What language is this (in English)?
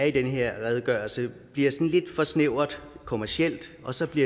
Danish